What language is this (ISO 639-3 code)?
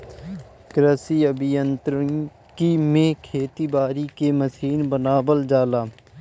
bho